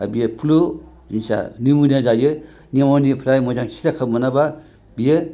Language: Bodo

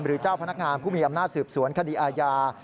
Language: Thai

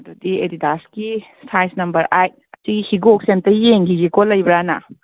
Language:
Manipuri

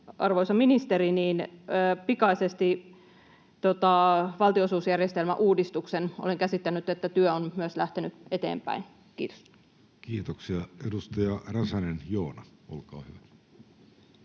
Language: Finnish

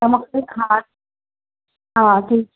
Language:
Sindhi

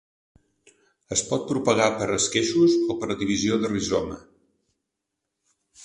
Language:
Catalan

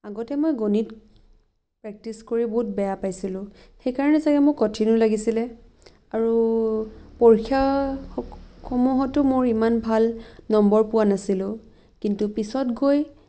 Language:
Assamese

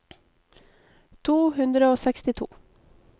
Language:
Norwegian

